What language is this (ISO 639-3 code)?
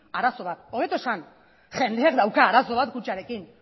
eus